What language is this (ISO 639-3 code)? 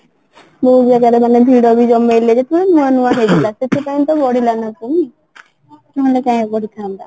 ori